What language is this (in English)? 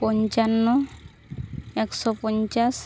Santali